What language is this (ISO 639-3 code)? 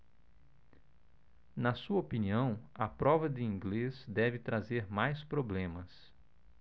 por